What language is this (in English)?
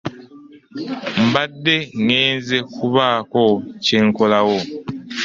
Ganda